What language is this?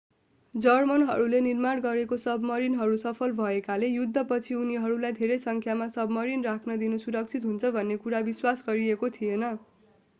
Nepali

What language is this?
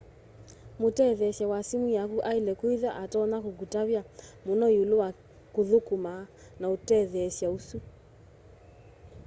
Kamba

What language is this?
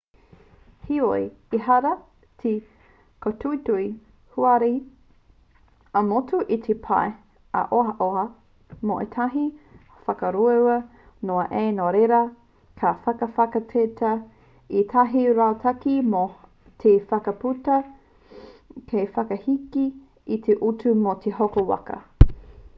Māori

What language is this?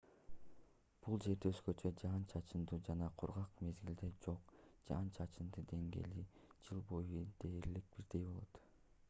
Kyrgyz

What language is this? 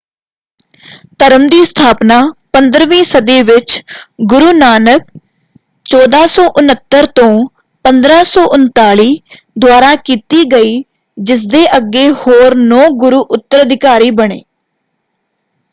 Punjabi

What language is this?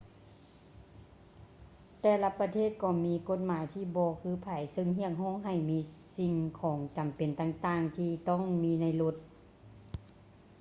Lao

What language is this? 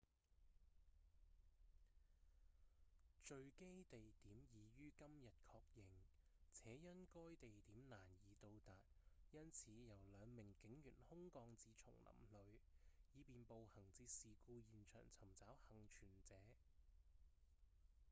Cantonese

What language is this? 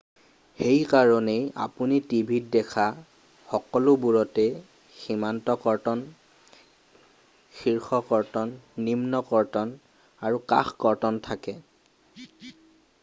Assamese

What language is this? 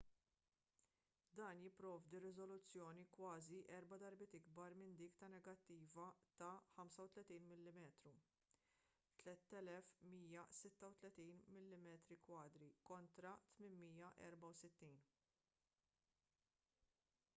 Maltese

